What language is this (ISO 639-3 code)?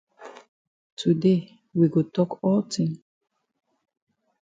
wes